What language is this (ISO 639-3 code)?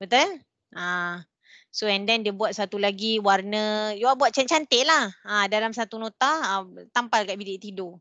msa